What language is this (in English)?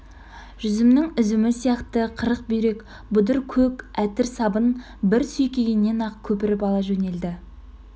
Kazakh